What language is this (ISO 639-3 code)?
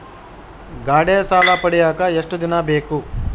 kan